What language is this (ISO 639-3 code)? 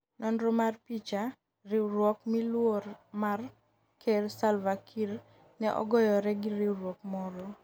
luo